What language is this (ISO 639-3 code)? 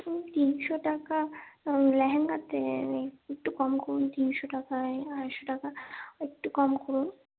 ben